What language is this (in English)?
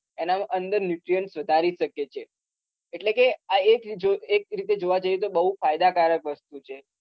Gujarati